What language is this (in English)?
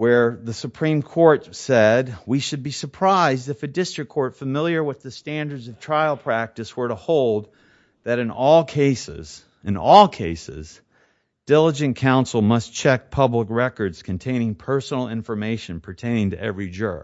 English